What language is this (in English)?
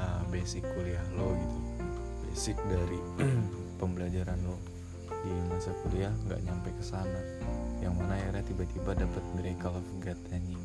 Indonesian